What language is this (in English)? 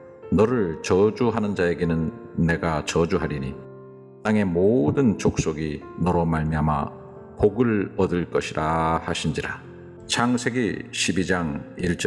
Korean